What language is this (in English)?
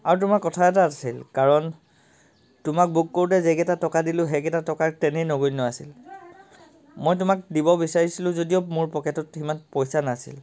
Assamese